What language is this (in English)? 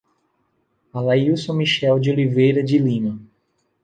Portuguese